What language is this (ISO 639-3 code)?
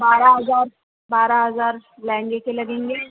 urd